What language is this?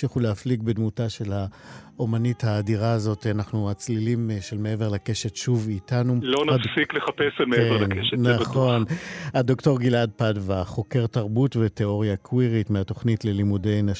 Hebrew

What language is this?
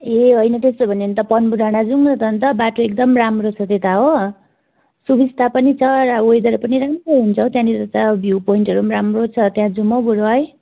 Nepali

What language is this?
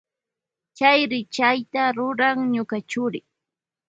Loja Highland Quichua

